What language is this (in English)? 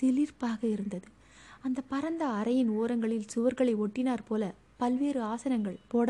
Tamil